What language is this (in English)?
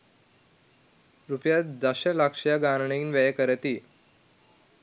Sinhala